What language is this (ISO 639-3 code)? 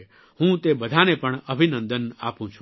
guj